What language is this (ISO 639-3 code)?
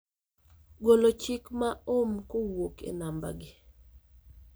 luo